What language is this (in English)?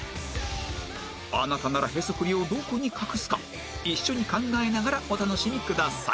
Japanese